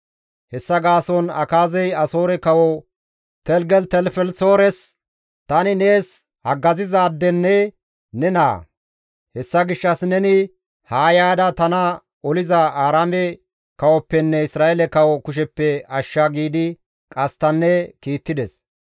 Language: Gamo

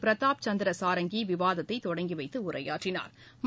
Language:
Tamil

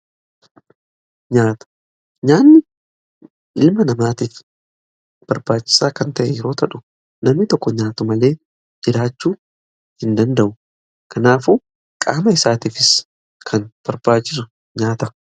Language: Oromo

